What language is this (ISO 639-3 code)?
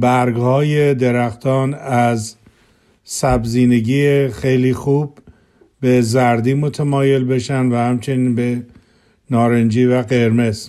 fas